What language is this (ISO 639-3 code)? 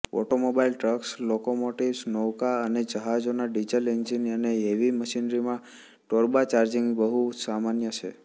guj